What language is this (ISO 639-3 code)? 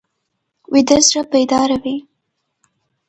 pus